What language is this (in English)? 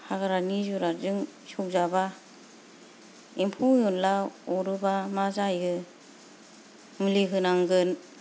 Bodo